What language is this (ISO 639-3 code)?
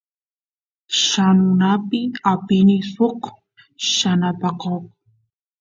qus